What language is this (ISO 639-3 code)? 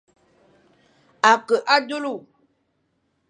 fan